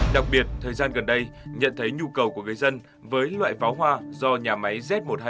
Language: Vietnamese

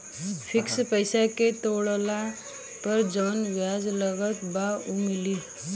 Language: Bhojpuri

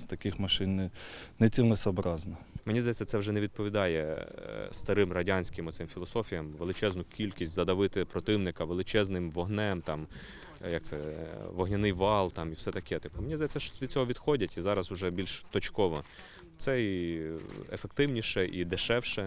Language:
Ukrainian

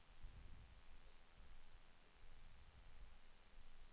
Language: Swedish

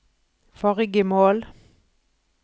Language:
Norwegian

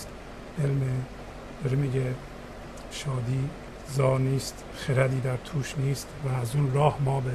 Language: Persian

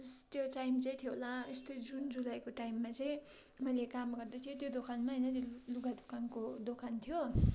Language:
Nepali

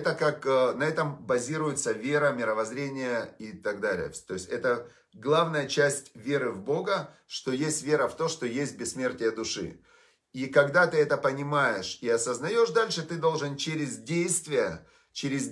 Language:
Russian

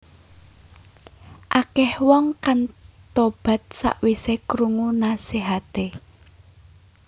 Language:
Javanese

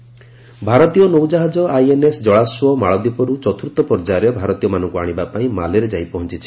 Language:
Odia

